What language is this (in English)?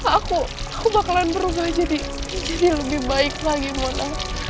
Indonesian